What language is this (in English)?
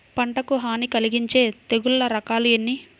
Telugu